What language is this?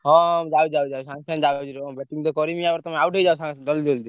Odia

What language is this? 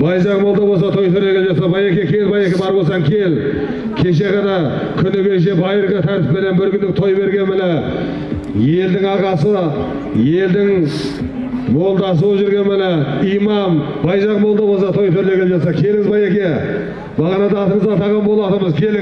Turkish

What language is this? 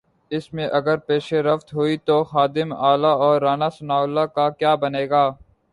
Urdu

